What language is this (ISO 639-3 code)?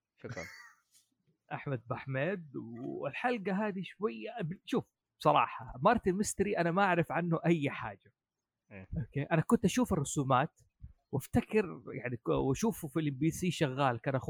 ara